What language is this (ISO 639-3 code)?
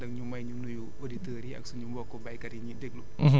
wol